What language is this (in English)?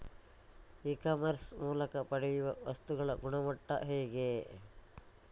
Kannada